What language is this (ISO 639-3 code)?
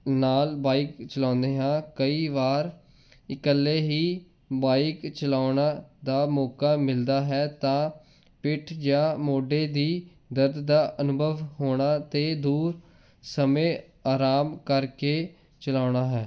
pan